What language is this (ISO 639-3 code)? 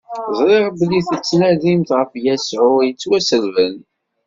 kab